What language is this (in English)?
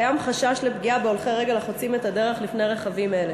Hebrew